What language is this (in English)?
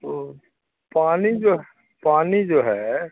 Urdu